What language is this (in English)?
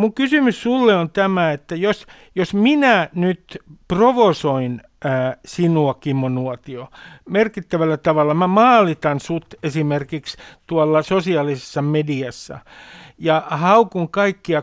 Finnish